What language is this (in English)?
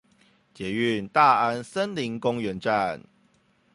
Chinese